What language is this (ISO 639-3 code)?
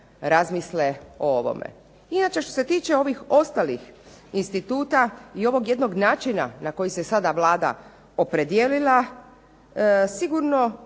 hrv